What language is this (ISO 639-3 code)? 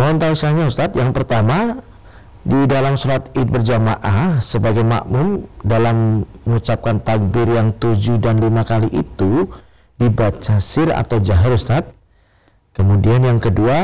ind